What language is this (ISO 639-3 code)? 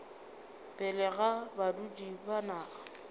nso